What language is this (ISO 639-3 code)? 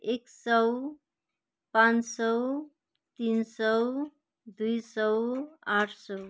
nep